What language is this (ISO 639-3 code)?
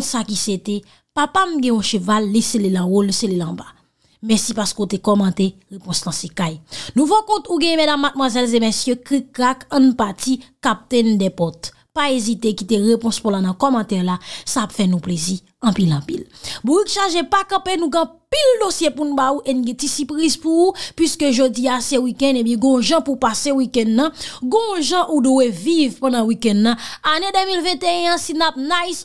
fra